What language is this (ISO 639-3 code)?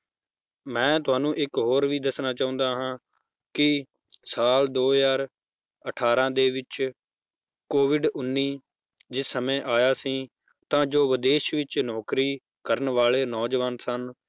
pan